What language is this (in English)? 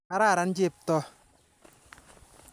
Kalenjin